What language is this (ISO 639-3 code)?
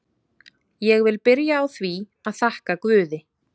isl